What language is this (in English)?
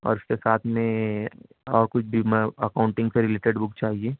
Urdu